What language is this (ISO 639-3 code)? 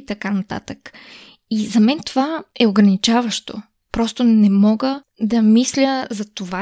bul